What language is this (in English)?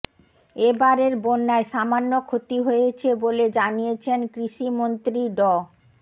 Bangla